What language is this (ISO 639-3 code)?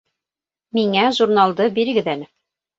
bak